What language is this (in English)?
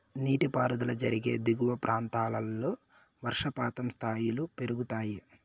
Telugu